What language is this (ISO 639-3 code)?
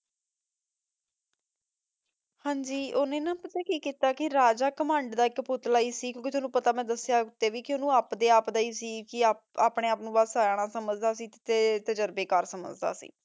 pan